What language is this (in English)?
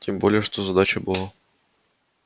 Russian